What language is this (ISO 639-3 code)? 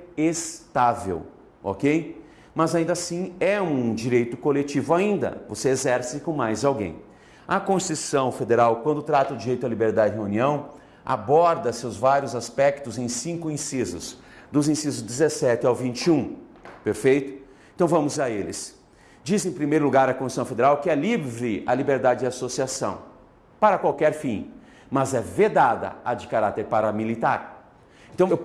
por